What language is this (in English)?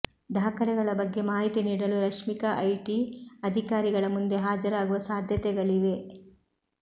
Kannada